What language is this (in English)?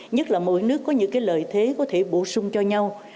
Vietnamese